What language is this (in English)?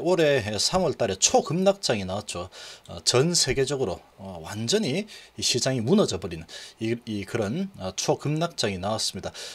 Korean